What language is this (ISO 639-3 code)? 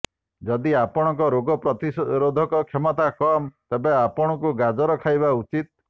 ori